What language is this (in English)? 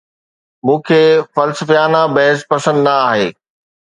Sindhi